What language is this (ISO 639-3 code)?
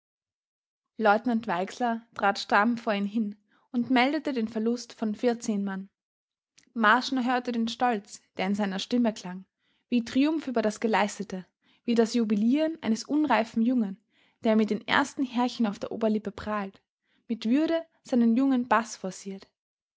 deu